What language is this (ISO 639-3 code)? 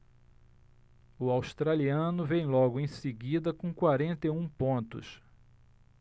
por